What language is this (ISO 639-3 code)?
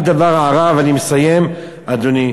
heb